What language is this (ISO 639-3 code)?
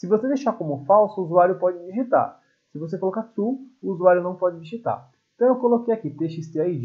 por